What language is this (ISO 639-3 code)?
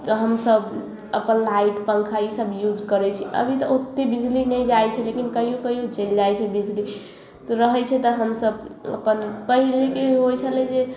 mai